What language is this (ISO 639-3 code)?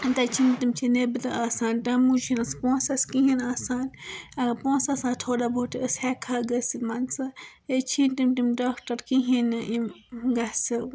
kas